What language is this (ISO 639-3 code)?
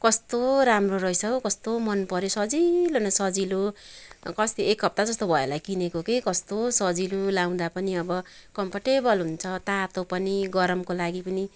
nep